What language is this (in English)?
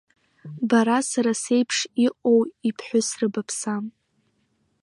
Abkhazian